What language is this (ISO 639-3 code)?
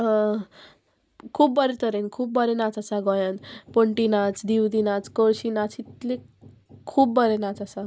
kok